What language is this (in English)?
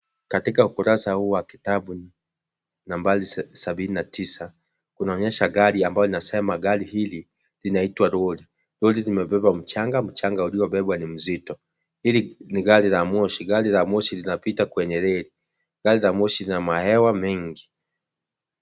Swahili